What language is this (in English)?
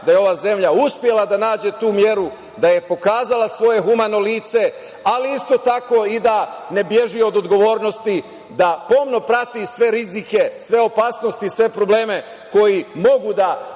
Serbian